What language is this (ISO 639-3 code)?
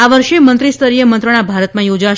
guj